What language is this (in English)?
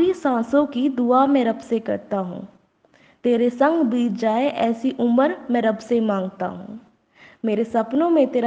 Hindi